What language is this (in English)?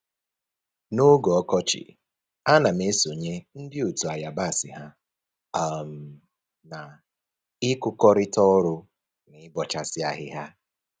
Igbo